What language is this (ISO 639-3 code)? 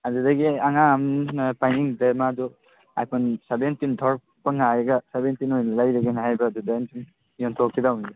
mni